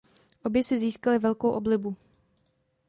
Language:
Czech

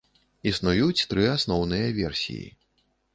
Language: Belarusian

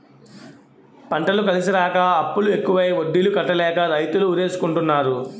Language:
Telugu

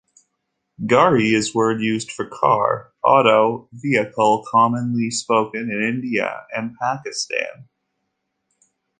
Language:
English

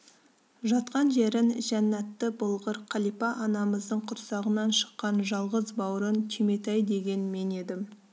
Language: Kazakh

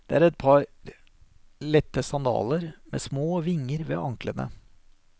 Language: Norwegian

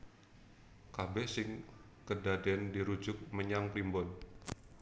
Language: Javanese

